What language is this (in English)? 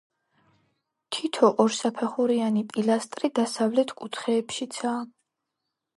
Georgian